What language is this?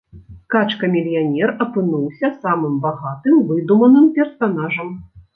Belarusian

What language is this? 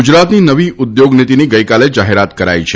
Gujarati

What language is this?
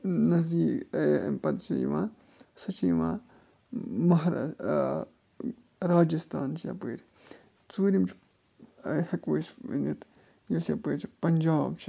Kashmiri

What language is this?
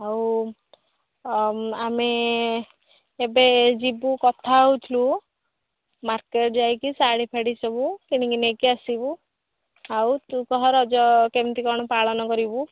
Odia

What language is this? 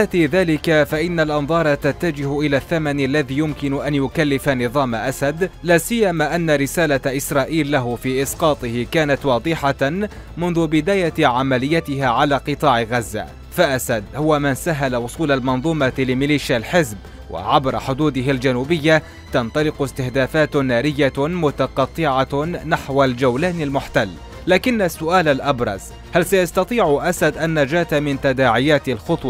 Arabic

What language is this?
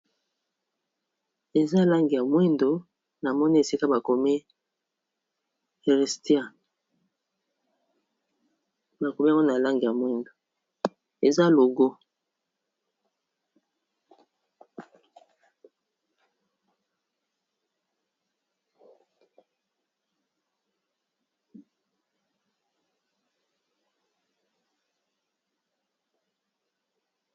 Lingala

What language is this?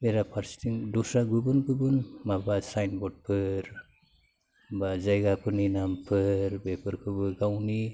Bodo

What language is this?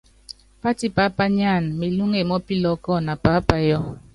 Yangben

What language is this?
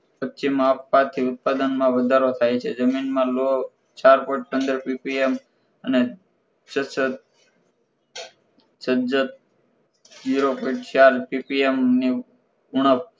Gujarati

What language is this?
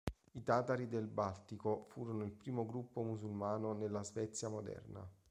Italian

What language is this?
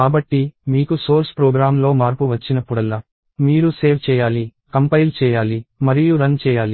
Telugu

